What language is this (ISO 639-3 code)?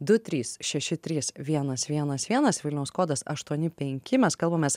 lit